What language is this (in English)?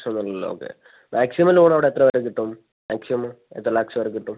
Malayalam